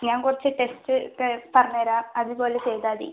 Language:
Malayalam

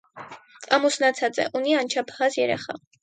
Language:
Armenian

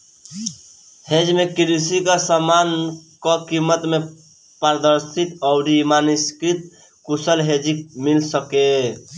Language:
Bhojpuri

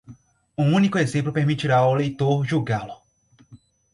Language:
Portuguese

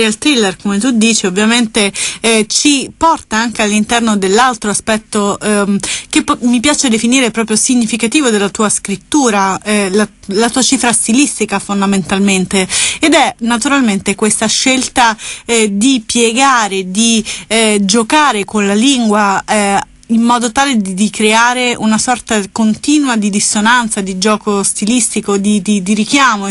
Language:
Italian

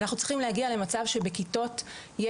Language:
Hebrew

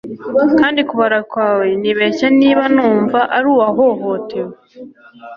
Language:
Kinyarwanda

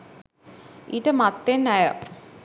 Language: Sinhala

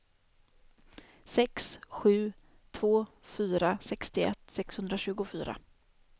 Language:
Swedish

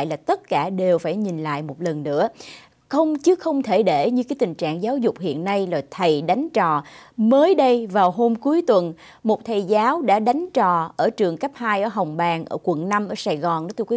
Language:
Vietnamese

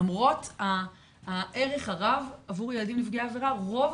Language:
Hebrew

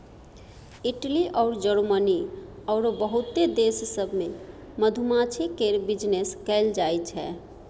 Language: Maithili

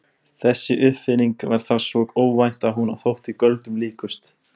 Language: Icelandic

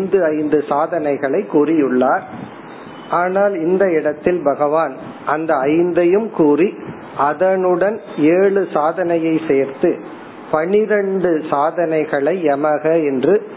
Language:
Tamil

